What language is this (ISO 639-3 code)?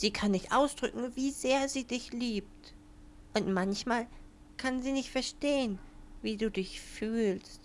deu